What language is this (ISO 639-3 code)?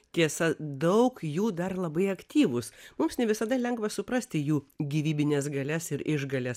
lit